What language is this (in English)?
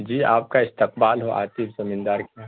Urdu